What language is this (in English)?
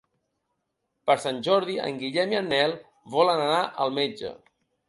Catalan